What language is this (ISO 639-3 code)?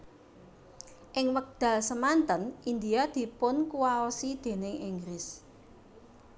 jav